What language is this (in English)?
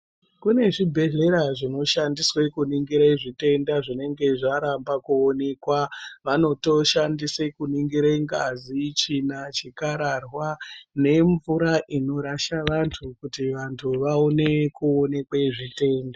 Ndau